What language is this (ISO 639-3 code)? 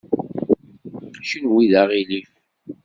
kab